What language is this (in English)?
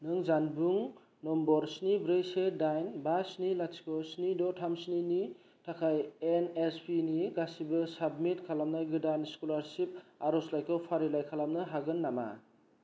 Bodo